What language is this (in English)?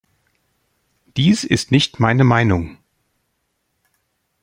German